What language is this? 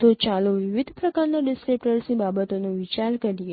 Gujarati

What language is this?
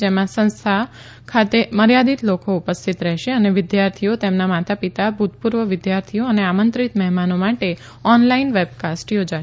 Gujarati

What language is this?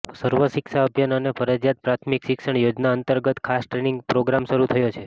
Gujarati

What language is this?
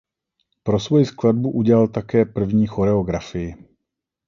Czech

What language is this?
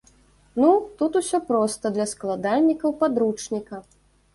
Belarusian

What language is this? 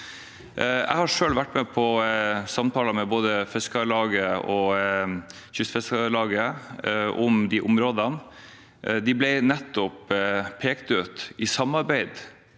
Norwegian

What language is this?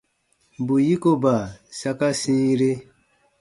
Baatonum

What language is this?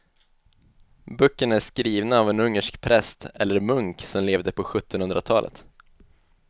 Swedish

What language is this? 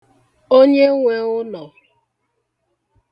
Igbo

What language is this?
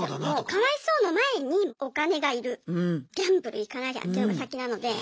Japanese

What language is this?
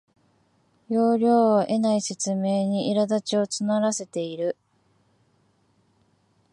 Japanese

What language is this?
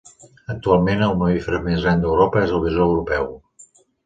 Catalan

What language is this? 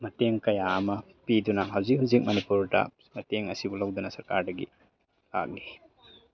Manipuri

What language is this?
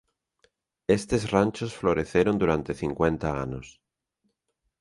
Galician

